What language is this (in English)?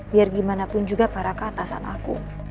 Indonesian